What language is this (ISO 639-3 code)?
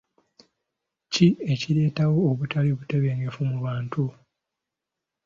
lug